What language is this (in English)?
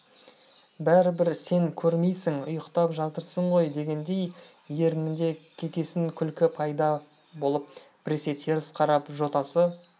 Kazakh